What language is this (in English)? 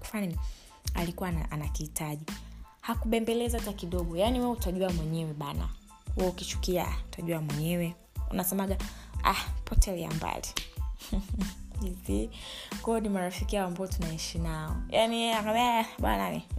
Swahili